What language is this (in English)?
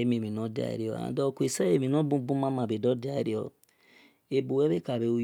Esan